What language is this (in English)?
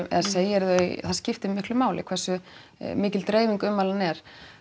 Icelandic